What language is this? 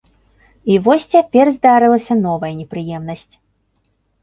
Belarusian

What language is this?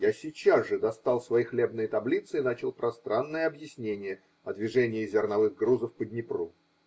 Russian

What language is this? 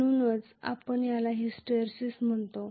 Marathi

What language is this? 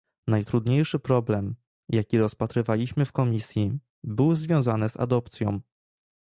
Polish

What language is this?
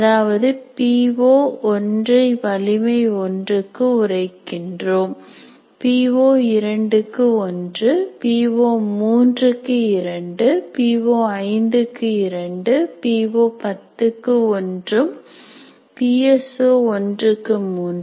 Tamil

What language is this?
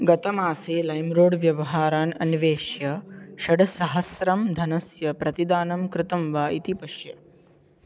Sanskrit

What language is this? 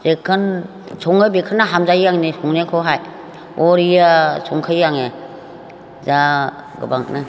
Bodo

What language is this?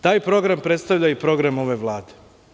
Serbian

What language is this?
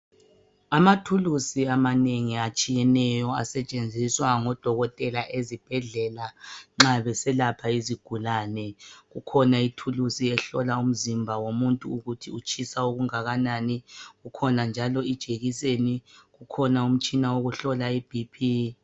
North Ndebele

